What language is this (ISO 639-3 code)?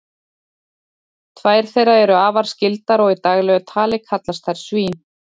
isl